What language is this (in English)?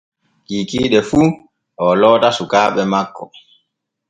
Borgu Fulfulde